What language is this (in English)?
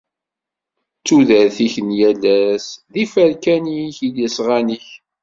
Kabyle